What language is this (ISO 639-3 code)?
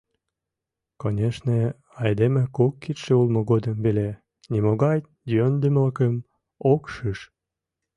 chm